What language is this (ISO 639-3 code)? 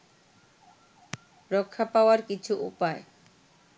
ben